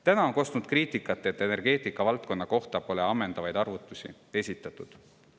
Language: Estonian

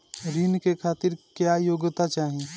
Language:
Bhojpuri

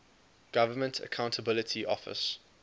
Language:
English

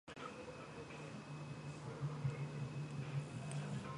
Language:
Georgian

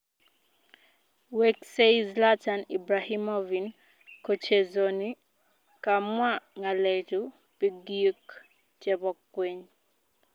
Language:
Kalenjin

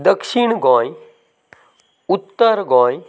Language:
Konkani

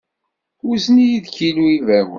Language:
Kabyle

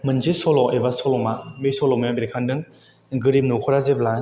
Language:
Bodo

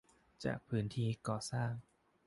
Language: Thai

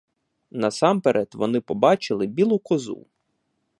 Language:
Ukrainian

